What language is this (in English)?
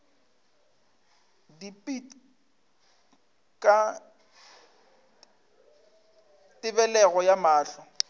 Northern Sotho